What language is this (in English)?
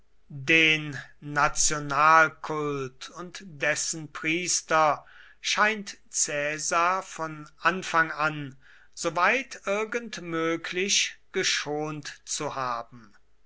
German